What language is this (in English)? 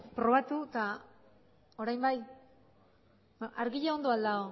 Basque